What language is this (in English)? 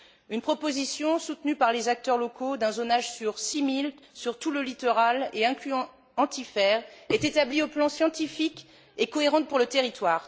French